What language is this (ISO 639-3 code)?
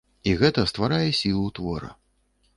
bel